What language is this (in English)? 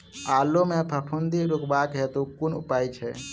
Maithili